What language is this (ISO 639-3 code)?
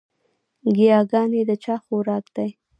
pus